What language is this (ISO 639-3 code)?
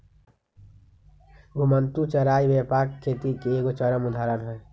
mag